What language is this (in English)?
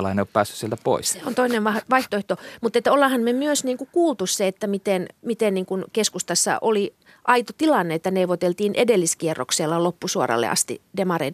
Finnish